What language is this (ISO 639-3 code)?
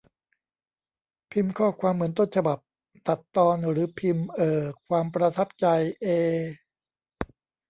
tha